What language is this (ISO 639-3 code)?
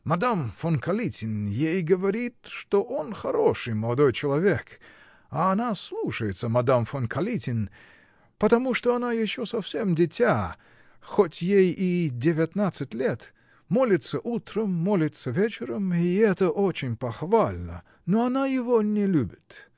rus